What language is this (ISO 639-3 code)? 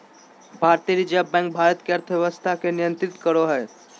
mag